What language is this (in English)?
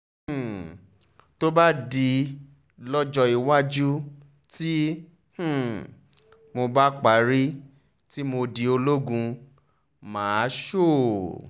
Yoruba